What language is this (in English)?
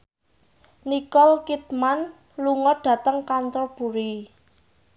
Javanese